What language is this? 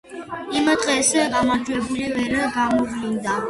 Georgian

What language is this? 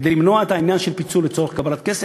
Hebrew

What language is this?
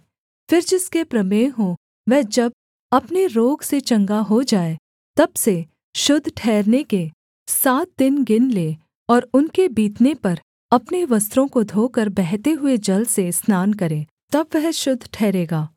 Hindi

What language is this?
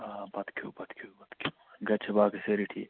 Kashmiri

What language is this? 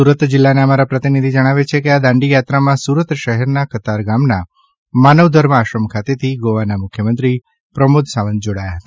Gujarati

